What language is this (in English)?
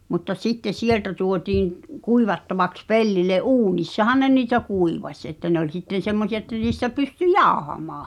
Finnish